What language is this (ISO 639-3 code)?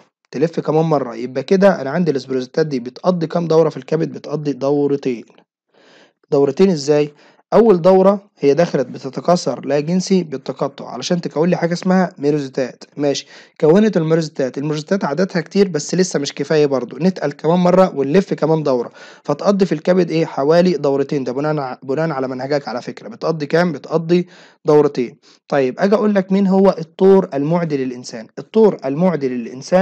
ara